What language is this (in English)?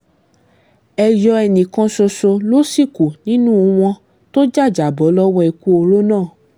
Yoruba